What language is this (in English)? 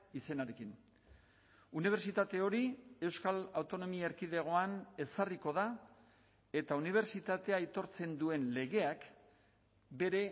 Basque